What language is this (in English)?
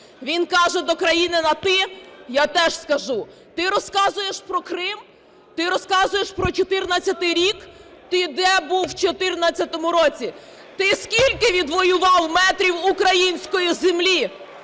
Ukrainian